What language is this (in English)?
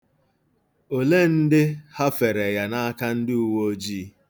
Igbo